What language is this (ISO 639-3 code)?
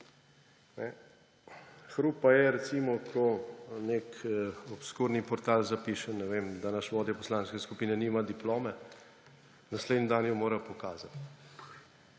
slv